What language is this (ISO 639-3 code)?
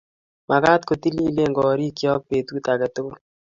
kln